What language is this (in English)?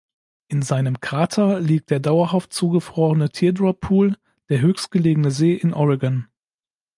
German